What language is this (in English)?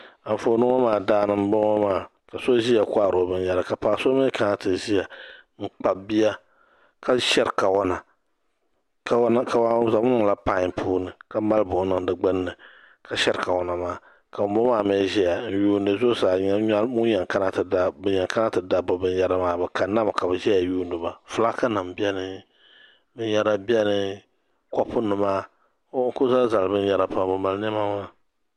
Dagbani